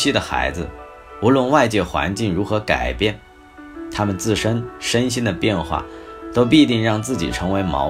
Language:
Chinese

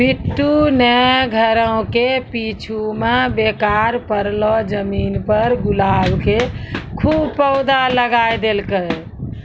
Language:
Maithili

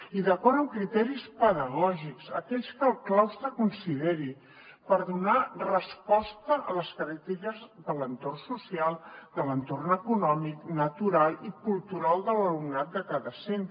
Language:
Catalan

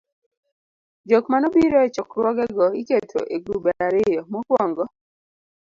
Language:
Luo (Kenya and Tanzania)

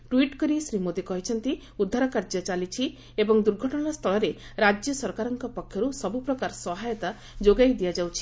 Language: Odia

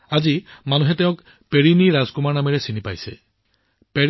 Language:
Assamese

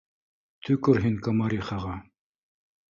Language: Bashkir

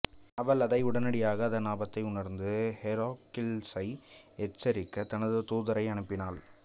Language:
Tamil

